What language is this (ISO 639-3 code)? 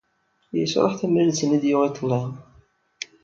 kab